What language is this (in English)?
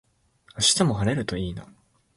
Japanese